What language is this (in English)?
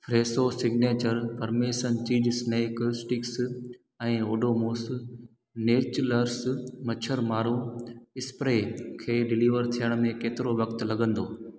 Sindhi